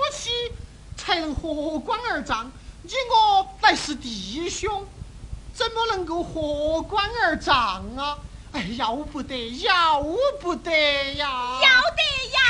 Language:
Chinese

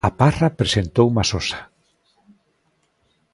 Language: Galician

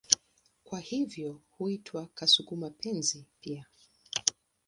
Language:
Swahili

